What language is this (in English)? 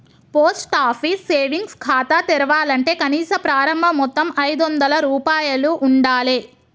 Telugu